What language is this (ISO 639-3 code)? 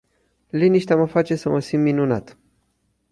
ron